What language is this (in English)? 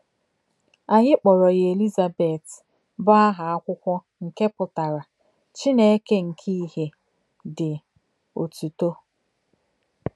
Igbo